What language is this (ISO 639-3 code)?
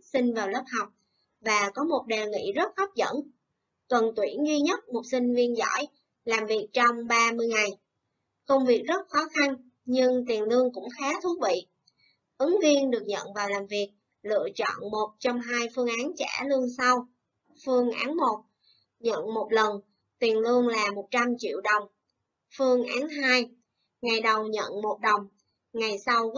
vie